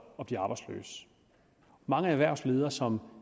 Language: Danish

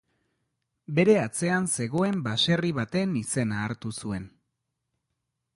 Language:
Basque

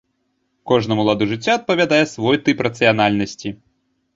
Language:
Belarusian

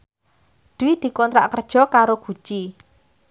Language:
Javanese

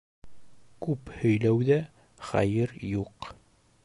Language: Bashkir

